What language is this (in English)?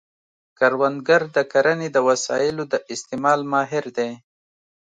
Pashto